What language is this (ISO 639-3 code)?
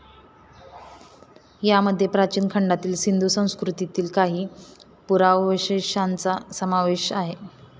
mar